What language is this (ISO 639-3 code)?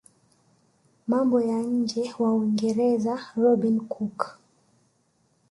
swa